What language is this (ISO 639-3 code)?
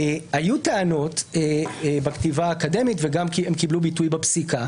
heb